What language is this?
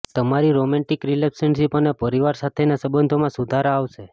Gujarati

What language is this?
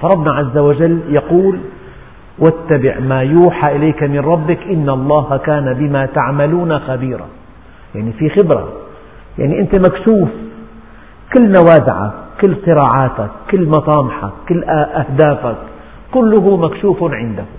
Arabic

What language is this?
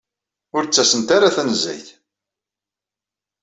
Kabyle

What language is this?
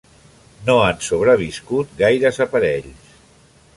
Catalan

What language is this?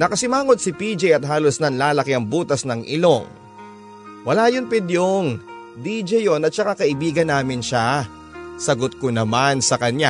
Filipino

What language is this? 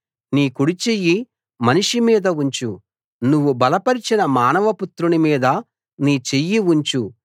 Telugu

